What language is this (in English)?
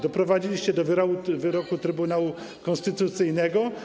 Polish